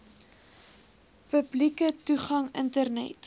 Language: Afrikaans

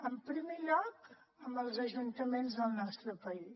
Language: Catalan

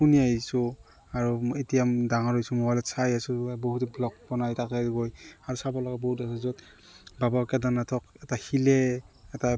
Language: Assamese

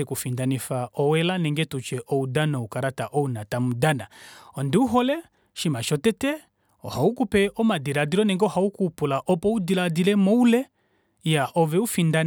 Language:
Kuanyama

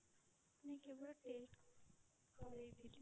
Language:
Odia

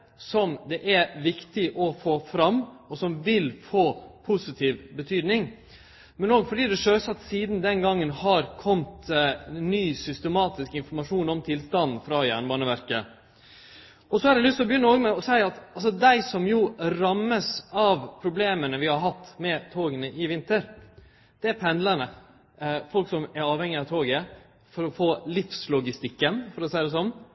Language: Norwegian Nynorsk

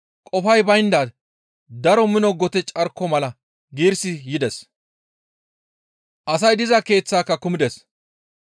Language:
Gamo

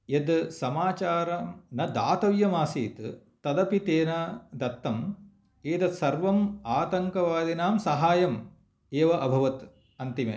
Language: Sanskrit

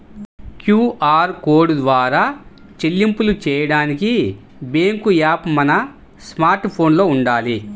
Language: Telugu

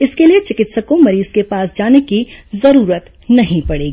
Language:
Hindi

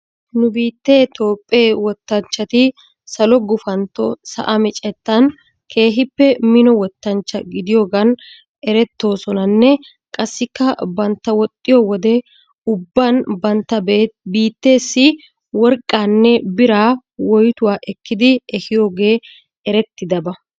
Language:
Wolaytta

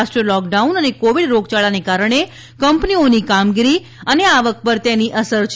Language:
Gujarati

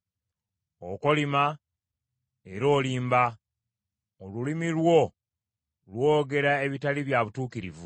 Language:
Ganda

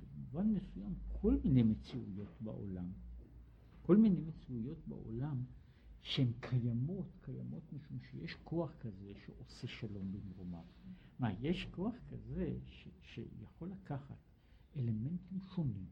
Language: Hebrew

